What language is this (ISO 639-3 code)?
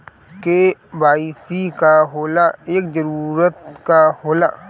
bho